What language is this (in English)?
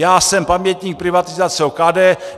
Czech